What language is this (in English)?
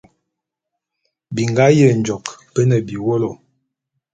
Bulu